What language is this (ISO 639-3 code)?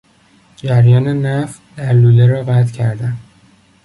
fas